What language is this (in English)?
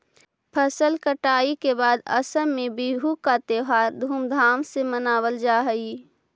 Magahi